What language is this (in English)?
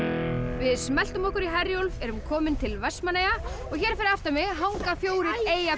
Icelandic